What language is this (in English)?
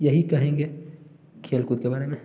Hindi